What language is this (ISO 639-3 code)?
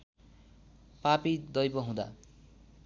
nep